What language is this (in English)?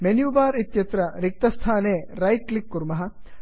Sanskrit